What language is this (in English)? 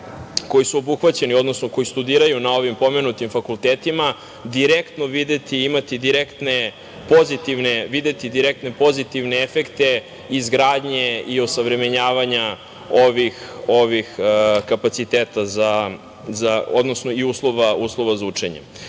Serbian